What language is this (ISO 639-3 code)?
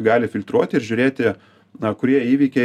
lit